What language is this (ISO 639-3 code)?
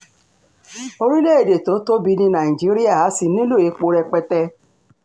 yor